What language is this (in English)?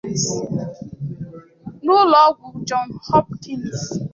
Igbo